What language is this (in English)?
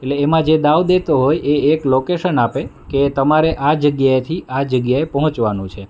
Gujarati